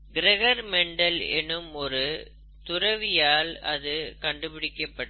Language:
Tamil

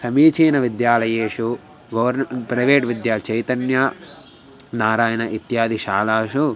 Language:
Sanskrit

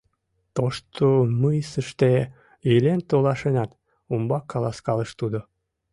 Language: Mari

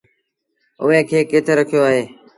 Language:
Sindhi Bhil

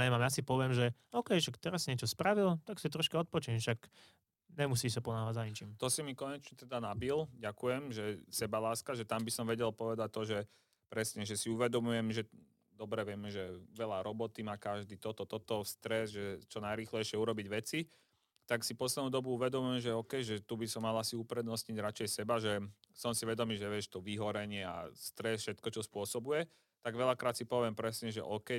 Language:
Slovak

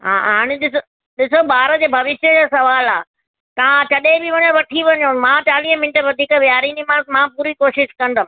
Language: Sindhi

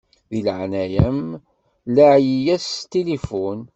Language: Kabyle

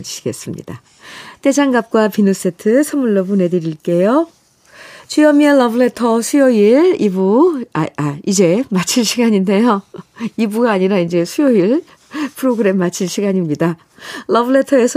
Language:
Korean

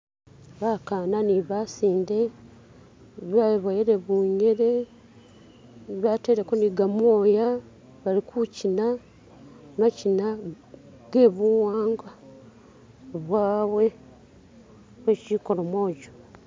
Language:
Masaaba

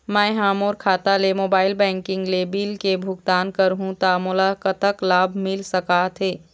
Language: Chhattisgarhi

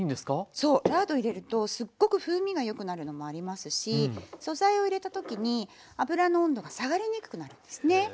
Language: Japanese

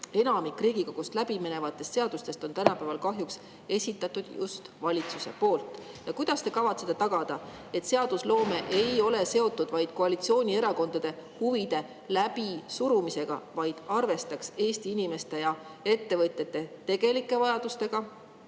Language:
Estonian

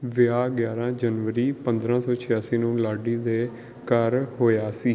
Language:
Punjabi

